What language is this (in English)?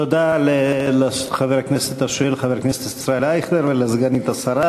Hebrew